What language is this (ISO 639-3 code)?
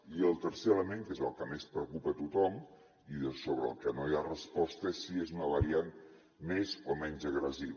cat